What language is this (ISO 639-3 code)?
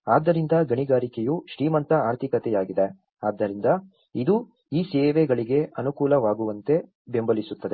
kan